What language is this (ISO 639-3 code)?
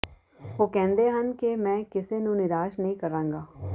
pan